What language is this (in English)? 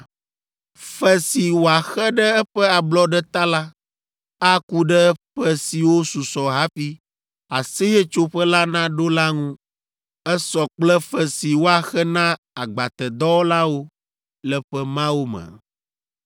Ewe